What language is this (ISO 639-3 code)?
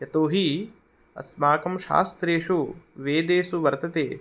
san